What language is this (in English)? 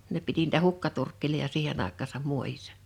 Finnish